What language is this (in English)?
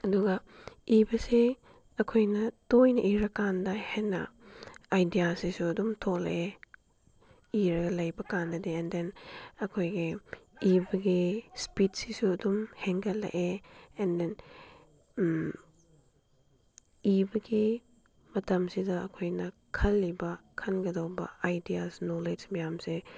Manipuri